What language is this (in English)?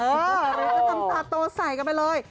Thai